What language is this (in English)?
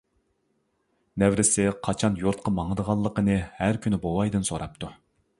Uyghur